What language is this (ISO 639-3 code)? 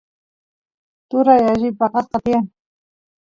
qus